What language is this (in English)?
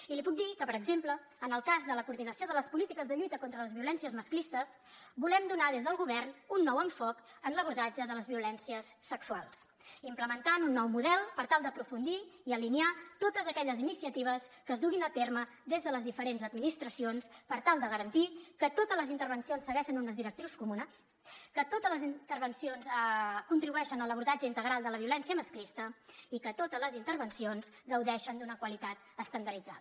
Catalan